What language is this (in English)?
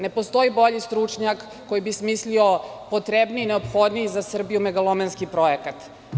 Serbian